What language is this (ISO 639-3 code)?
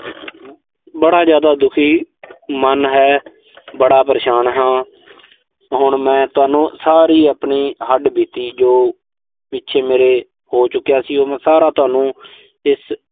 pan